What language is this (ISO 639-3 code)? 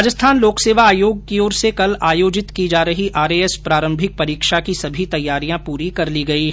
hin